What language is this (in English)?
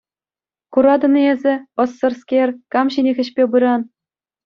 Chuvash